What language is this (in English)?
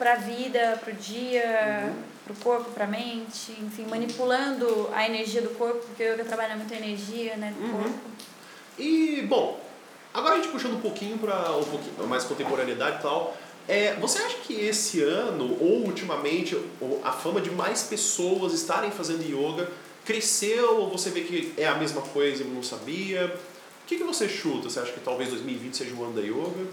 Portuguese